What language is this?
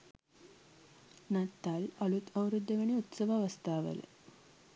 Sinhala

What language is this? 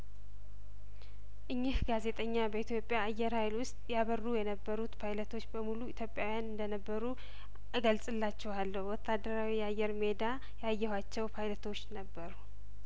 Amharic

